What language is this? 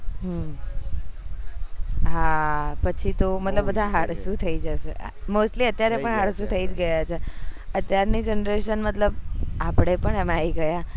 Gujarati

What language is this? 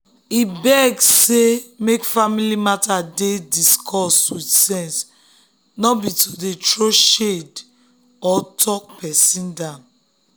Nigerian Pidgin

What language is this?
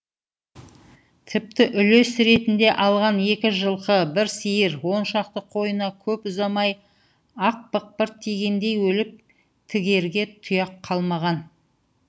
Kazakh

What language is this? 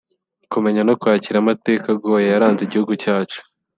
Kinyarwanda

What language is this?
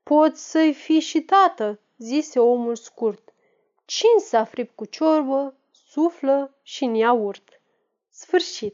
Romanian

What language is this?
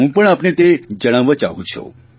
Gujarati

